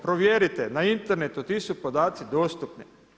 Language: Croatian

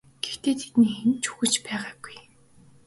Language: Mongolian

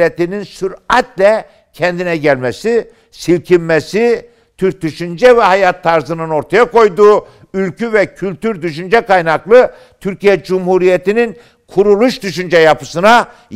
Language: Turkish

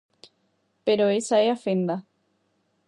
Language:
Galician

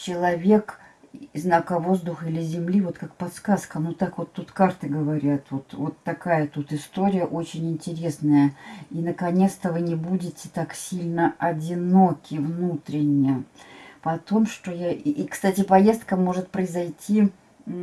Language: Russian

